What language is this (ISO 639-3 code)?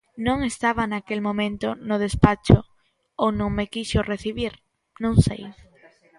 glg